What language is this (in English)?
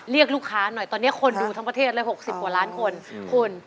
Thai